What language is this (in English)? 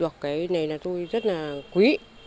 Vietnamese